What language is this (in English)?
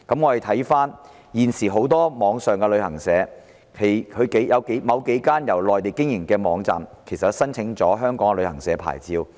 Cantonese